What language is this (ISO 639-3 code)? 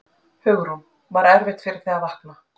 isl